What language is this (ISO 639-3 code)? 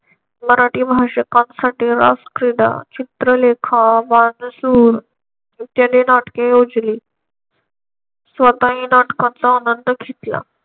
mar